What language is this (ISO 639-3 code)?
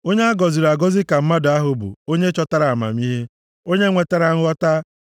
ibo